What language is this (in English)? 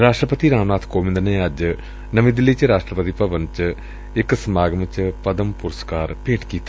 Punjabi